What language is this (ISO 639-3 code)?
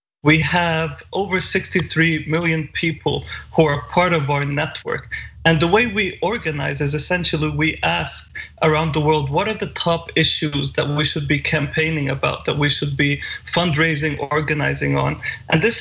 eng